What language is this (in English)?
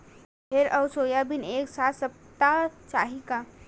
Chhattisgarhi